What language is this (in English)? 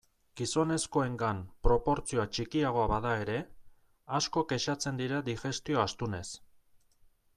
Basque